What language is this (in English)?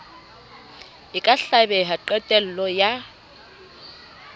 Southern Sotho